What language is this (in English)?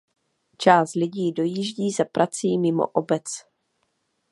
Czech